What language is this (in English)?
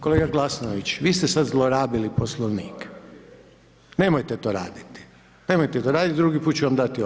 Croatian